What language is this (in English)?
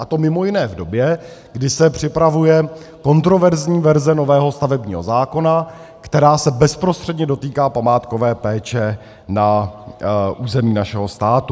Czech